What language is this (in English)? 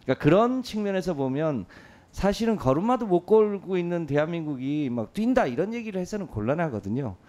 Korean